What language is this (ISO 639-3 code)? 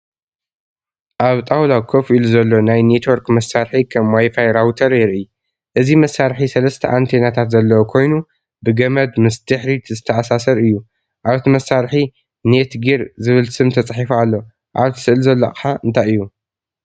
tir